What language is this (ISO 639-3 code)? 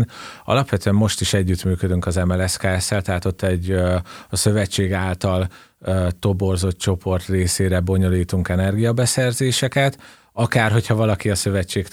hun